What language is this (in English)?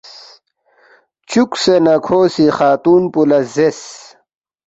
Balti